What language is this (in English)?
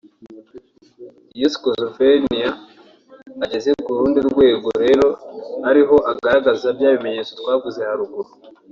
Kinyarwanda